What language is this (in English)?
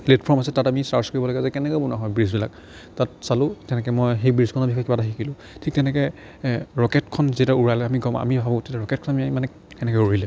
Assamese